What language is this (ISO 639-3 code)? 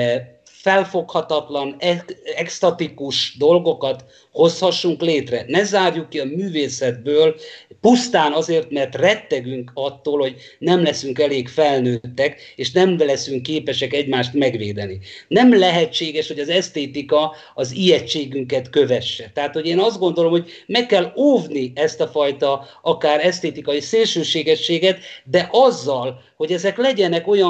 hun